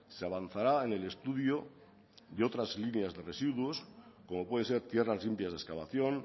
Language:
Spanish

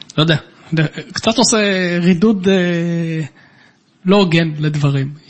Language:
Hebrew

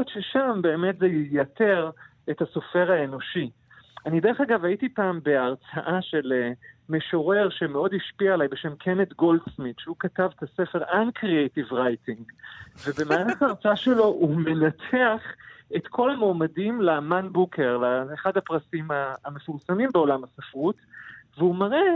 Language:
Hebrew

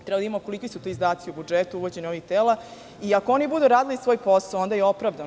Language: Serbian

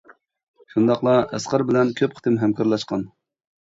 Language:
Uyghur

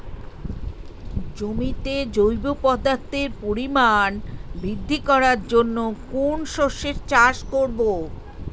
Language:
Bangla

